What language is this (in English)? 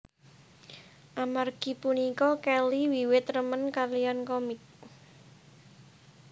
Javanese